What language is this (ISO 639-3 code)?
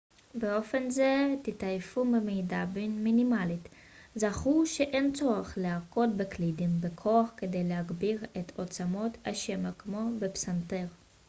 heb